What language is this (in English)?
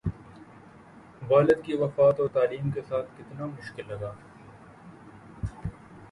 Urdu